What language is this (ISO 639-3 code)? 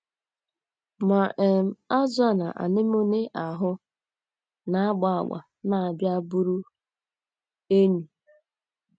ibo